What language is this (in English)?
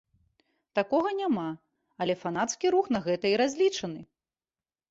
Belarusian